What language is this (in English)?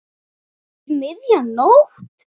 Icelandic